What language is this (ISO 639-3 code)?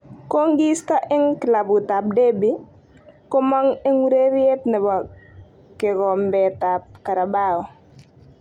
kln